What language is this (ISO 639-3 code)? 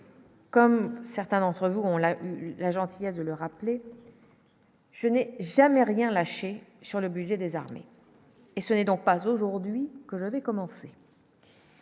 fra